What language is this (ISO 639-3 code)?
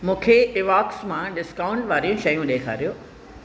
snd